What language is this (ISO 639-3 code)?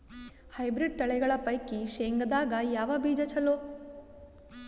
kan